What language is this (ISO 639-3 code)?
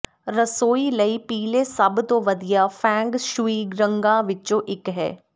pan